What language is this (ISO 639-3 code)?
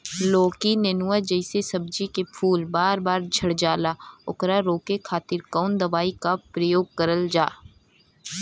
bho